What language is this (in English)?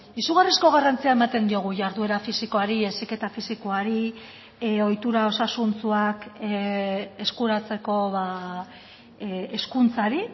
Basque